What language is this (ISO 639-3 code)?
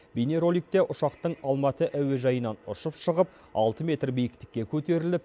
kaz